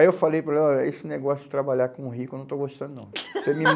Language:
Portuguese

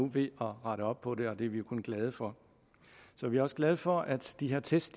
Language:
Danish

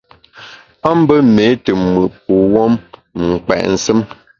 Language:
Bamun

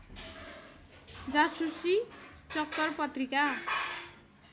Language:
Nepali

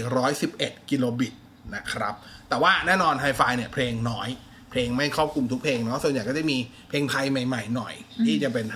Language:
Thai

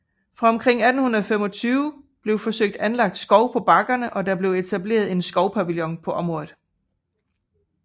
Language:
Danish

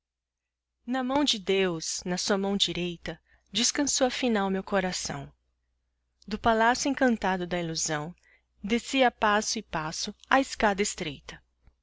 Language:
Portuguese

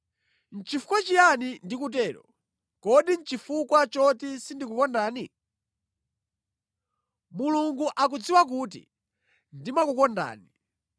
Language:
Nyanja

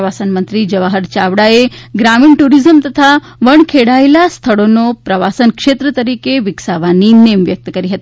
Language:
Gujarati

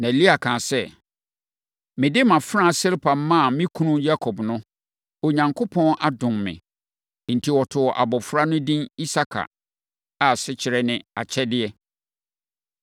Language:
Akan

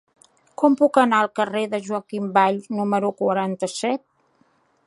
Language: Catalan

